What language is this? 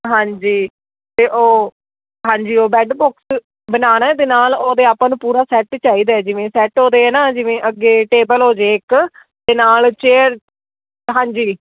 Punjabi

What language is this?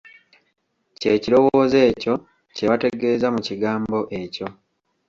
Ganda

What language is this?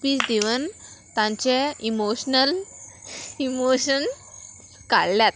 Konkani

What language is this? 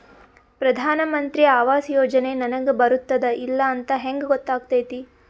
Kannada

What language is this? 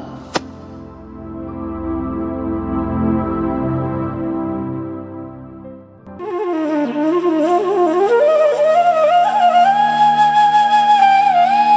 Malayalam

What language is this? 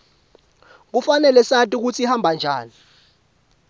Swati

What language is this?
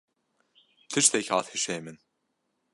Kurdish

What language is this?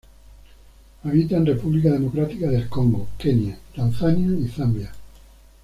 Spanish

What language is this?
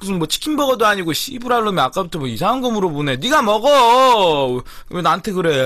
Korean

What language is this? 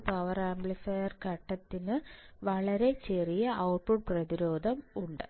Malayalam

